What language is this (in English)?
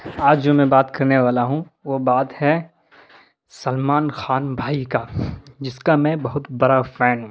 Urdu